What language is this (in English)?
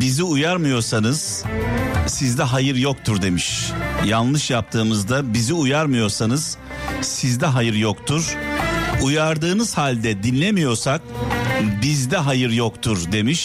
Turkish